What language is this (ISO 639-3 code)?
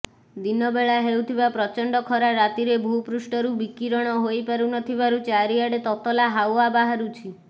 ori